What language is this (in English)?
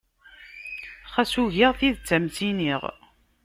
Kabyle